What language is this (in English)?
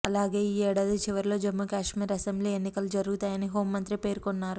Telugu